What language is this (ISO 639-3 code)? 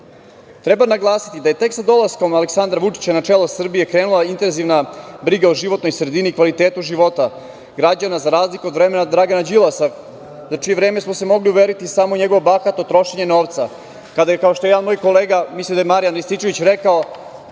srp